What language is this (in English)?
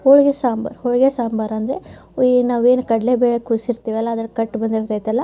Kannada